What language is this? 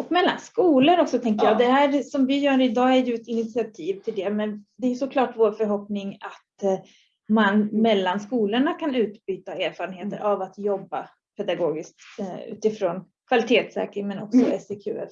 Swedish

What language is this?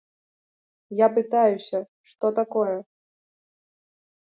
Belarusian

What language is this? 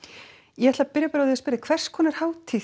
Icelandic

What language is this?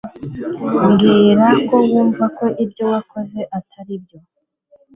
Kinyarwanda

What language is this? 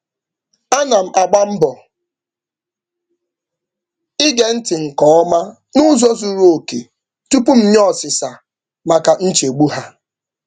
Igbo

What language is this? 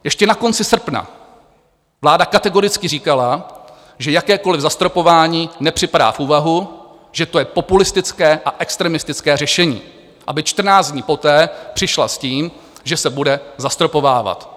Czech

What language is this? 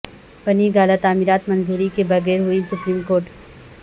Urdu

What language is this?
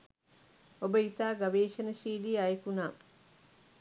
Sinhala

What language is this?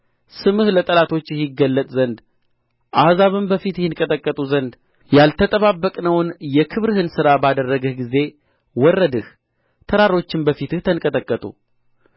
Amharic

